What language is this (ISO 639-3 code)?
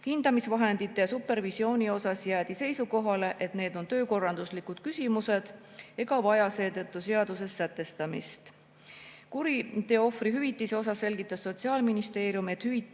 est